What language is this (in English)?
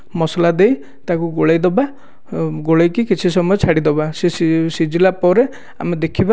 Odia